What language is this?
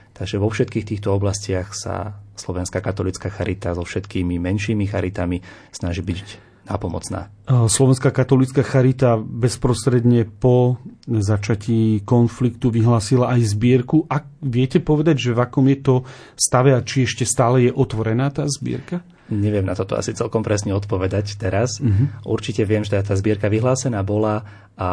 Slovak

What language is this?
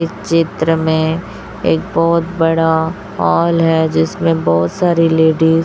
Hindi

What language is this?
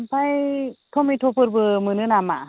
Bodo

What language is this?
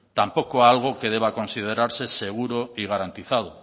Spanish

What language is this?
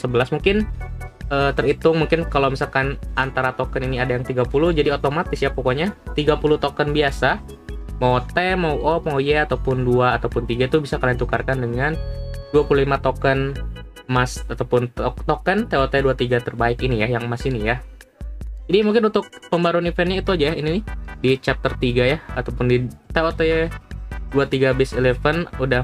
Indonesian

